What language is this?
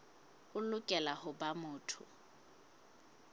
Southern Sotho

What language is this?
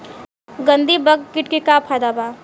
Bhojpuri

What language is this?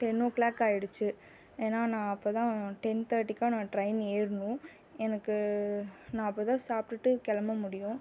Tamil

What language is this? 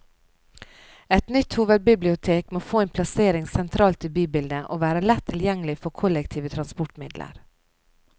Norwegian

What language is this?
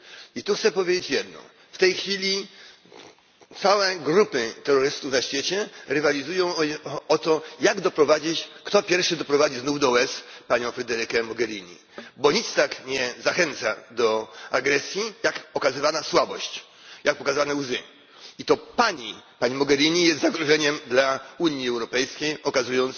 Polish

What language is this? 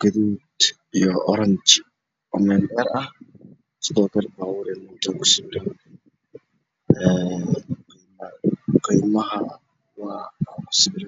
Somali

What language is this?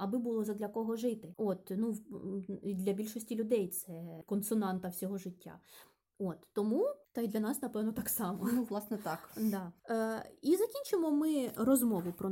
Ukrainian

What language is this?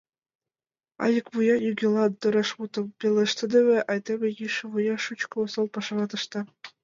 Mari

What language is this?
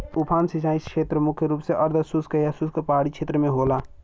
Bhojpuri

